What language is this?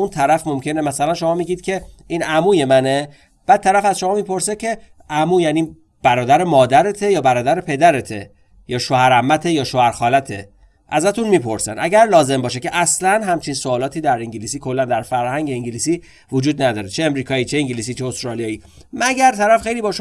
Persian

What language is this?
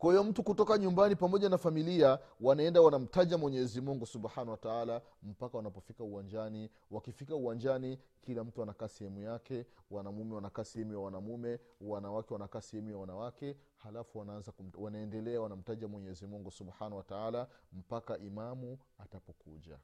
Swahili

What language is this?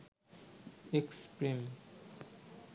Bangla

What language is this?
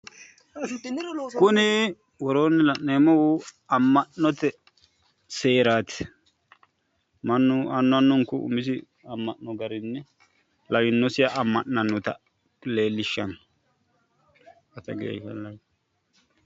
Sidamo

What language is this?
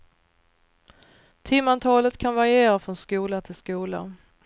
Swedish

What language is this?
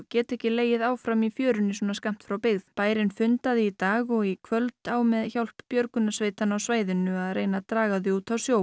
Icelandic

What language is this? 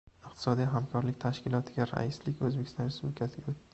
Uzbek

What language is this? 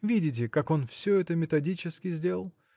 Russian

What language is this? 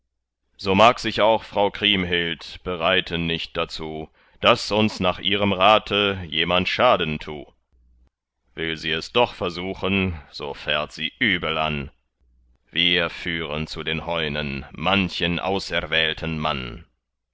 German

